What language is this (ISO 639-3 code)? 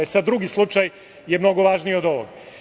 srp